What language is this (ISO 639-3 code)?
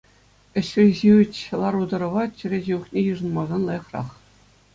chv